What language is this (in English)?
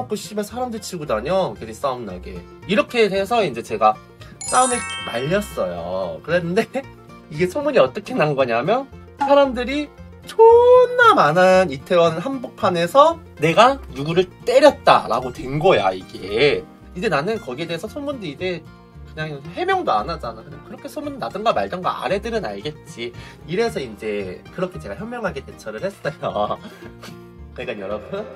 Korean